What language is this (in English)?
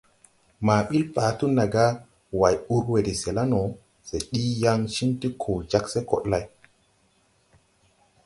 Tupuri